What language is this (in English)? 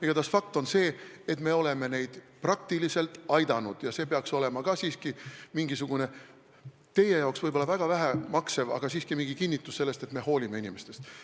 Estonian